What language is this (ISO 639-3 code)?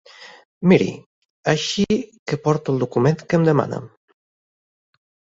cat